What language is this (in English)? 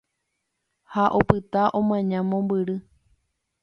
Guarani